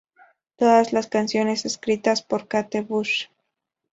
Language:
Spanish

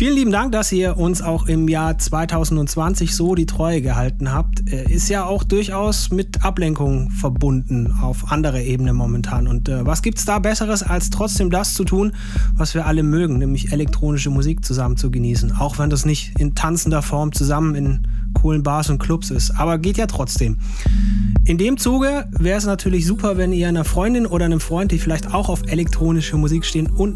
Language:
German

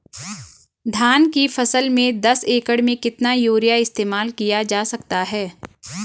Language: Hindi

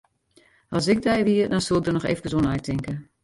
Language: Western Frisian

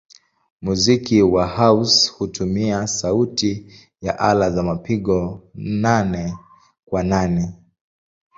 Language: Swahili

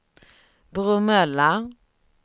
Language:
Swedish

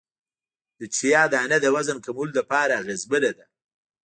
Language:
Pashto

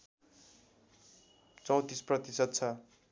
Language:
Nepali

